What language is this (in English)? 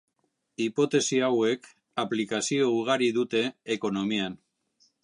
Basque